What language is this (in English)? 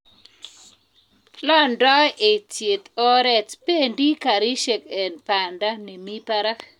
Kalenjin